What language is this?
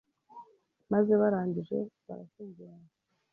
Kinyarwanda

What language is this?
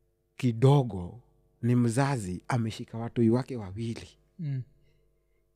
Swahili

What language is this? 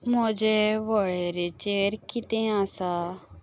Konkani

